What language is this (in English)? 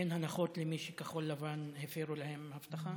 Hebrew